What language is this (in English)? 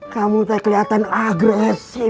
Indonesian